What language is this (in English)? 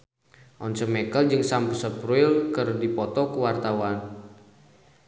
Sundanese